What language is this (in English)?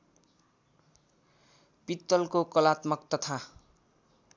Nepali